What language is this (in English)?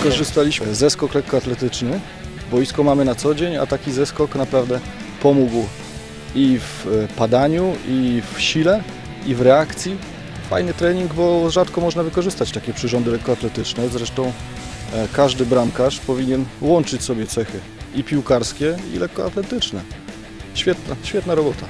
Polish